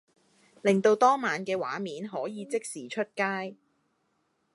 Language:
Cantonese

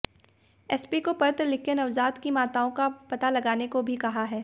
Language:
Hindi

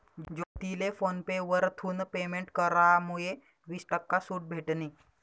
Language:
Marathi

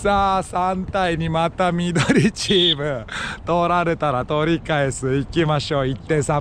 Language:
Japanese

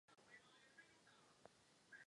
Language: Czech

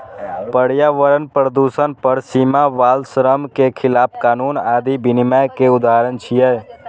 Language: Maithili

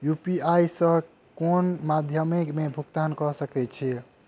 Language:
Maithili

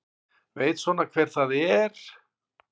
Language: Icelandic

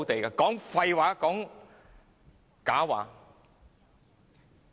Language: Cantonese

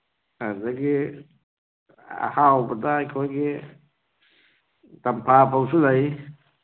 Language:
Manipuri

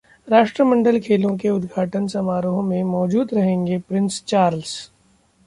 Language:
Hindi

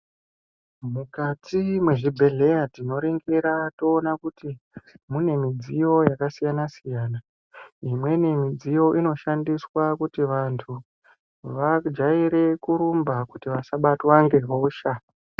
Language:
Ndau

